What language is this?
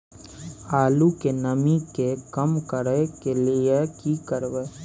Maithili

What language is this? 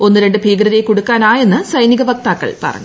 Malayalam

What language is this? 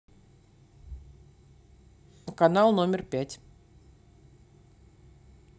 Russian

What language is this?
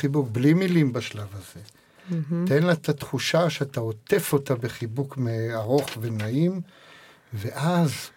Hebrew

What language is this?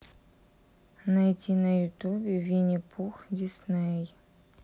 Russian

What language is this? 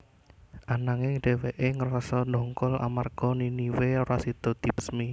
Javanese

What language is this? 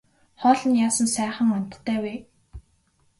Mongolian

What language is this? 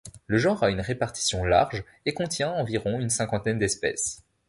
French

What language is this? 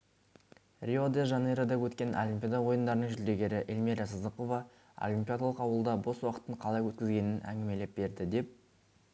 Kazakh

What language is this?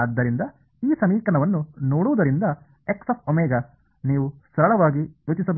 Kannada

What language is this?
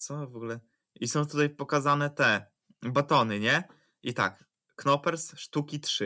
Polish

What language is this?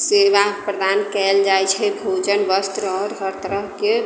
Maithili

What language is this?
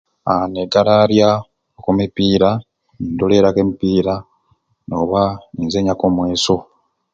Ruuli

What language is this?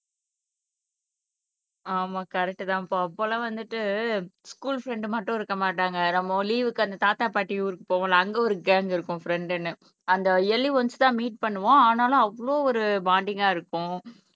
Tamil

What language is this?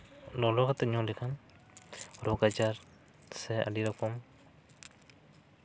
Santali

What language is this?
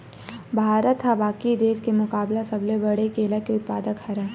Chhattisgarhi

